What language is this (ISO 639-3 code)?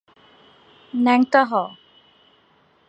ben